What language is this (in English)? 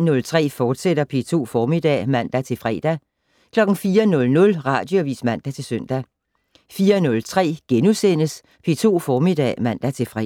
Danish